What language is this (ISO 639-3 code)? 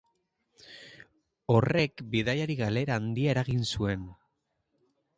eus